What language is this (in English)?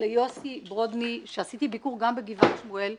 Hebrew